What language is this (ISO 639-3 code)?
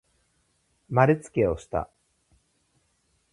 jpn